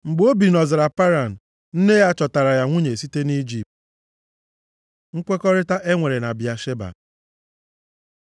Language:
Igbo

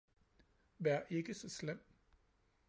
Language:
Danish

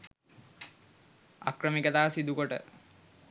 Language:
Sinhala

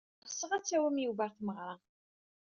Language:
Kabyle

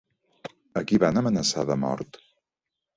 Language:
Catalan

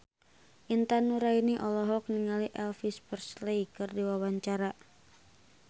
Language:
Sundanese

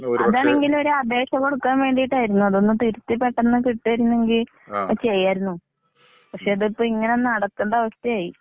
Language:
Malayalam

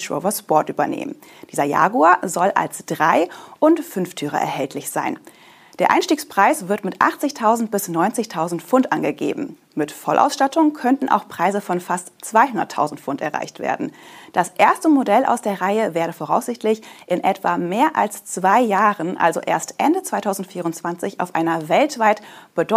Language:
German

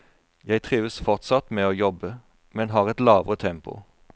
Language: Norwegian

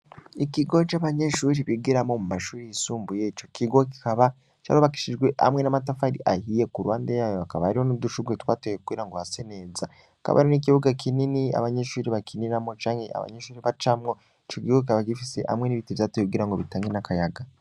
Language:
Rundi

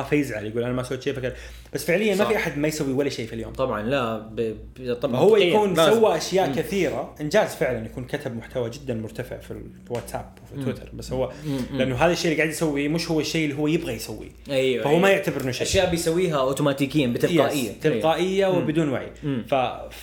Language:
Arabic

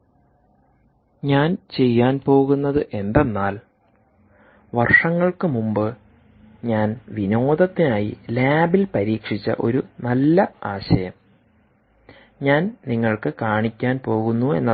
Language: Malayalam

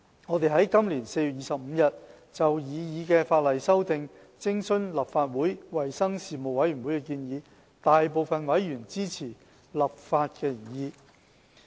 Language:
Cantonese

